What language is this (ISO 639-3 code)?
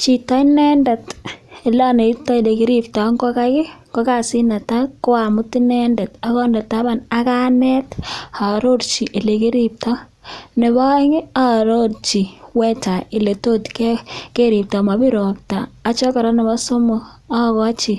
kln